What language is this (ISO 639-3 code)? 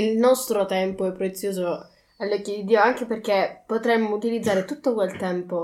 ita